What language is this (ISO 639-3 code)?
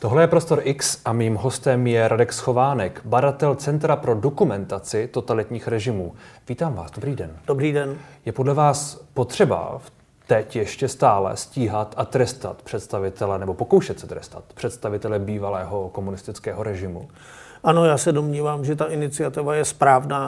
ces